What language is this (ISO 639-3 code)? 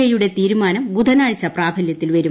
mal